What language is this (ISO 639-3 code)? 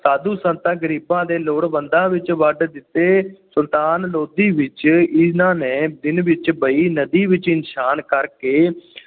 pan